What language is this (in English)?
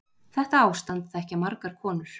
Icelandic